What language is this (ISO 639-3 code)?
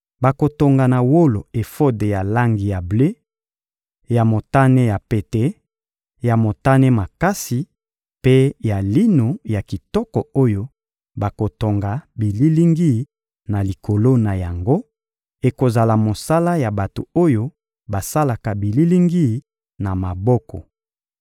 lin